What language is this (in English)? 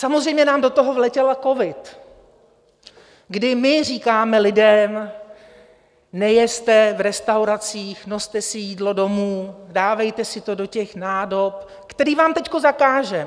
Czech